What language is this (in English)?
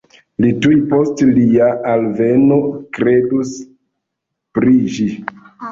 Esperanto